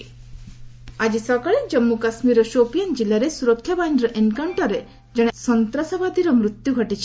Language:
Odia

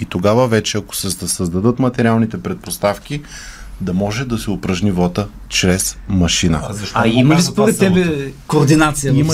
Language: Bulgarian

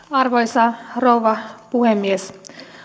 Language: Finnish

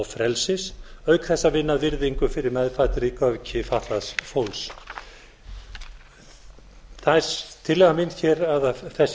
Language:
Icelandic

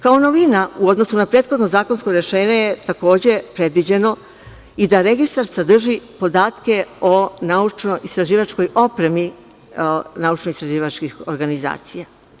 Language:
Serbian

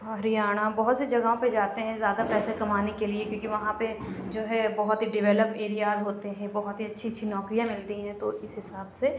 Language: Urdu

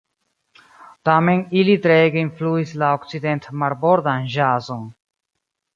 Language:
Esperanto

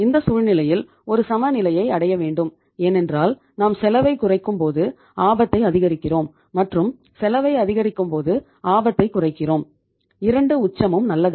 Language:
Tamil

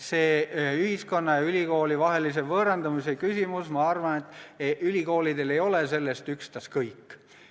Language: Estonian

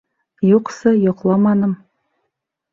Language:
Bashkir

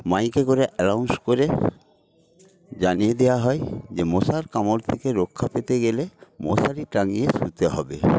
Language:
Bangla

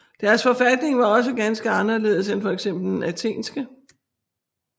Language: Danish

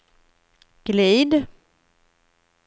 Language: Swedish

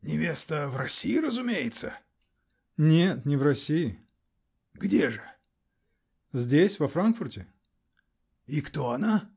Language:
Russian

